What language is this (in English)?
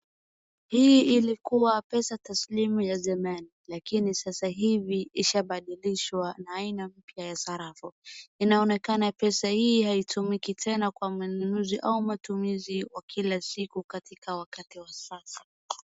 Swahili